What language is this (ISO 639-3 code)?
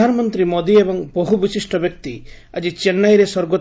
ori